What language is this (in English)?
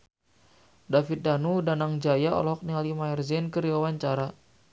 Sundanese